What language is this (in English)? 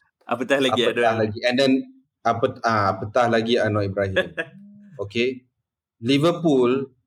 Malay